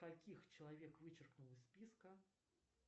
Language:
Russian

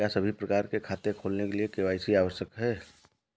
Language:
Hindi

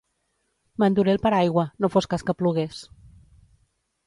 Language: Catalan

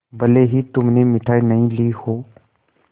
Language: Hindi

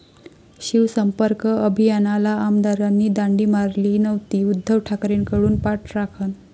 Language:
Marathi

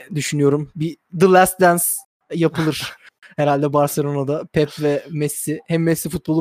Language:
Turkish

